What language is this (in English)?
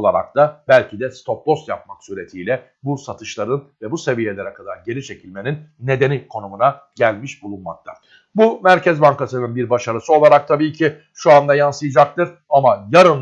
Turkish